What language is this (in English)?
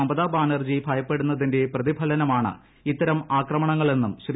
Malayalam